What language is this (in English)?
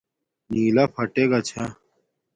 Domaaki